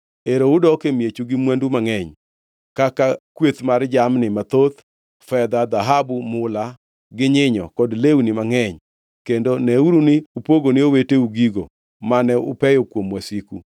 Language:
Luo (Kenya and Tanzania)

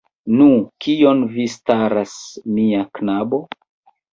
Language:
Esperanto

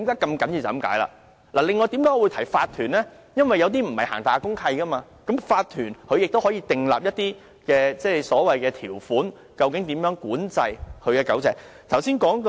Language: Cantonese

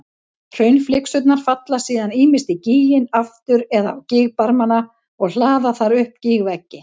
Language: Icelandic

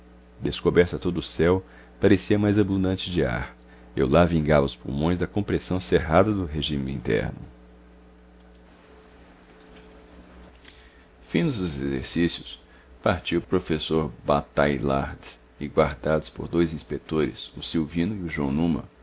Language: Portuguese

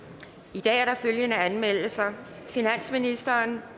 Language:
Danish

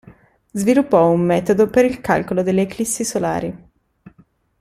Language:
Italian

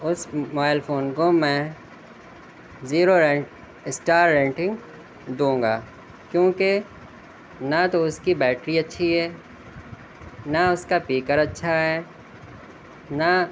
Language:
Urdu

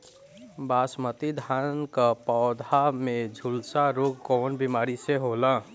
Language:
Bhojpuri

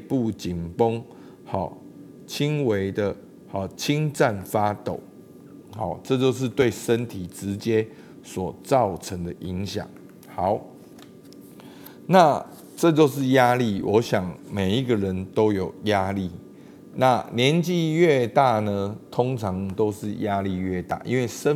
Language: Chinese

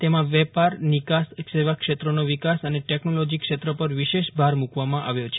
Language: Gujarati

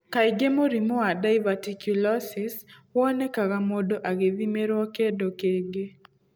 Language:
Kikuyu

